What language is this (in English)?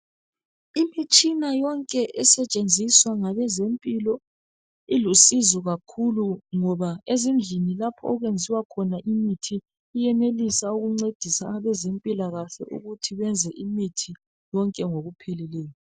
North Ndebele